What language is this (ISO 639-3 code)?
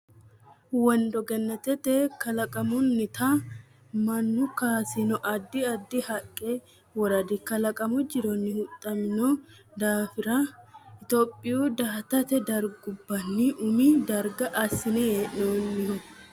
sid